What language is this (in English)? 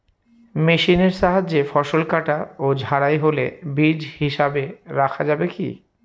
Bangla